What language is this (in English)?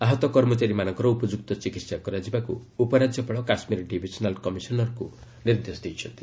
Odia